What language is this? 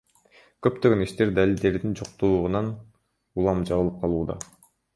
Kyrgyz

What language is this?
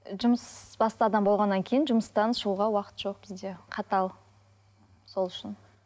Kazakh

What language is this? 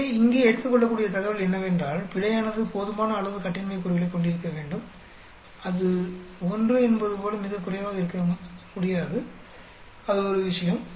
Tamil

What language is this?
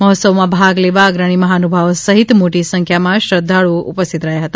Gujarati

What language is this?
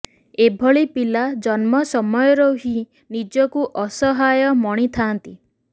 Odia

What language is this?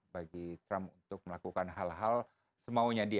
Indonesian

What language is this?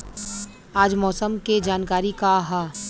Bhojpuri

